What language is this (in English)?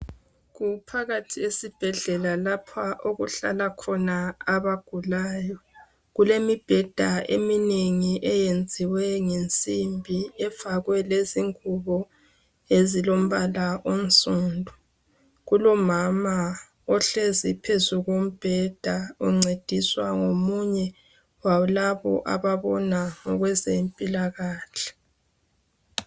North Ndebele